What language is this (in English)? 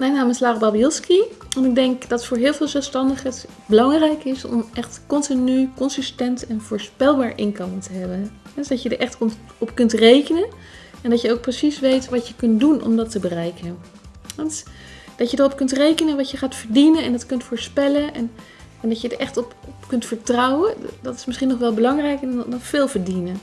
Dutch